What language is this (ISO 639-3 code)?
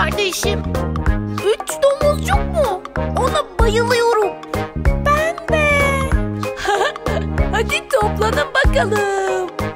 tur